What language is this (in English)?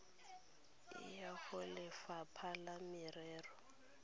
Tswana